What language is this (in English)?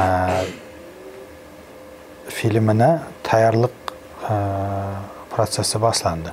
Turkish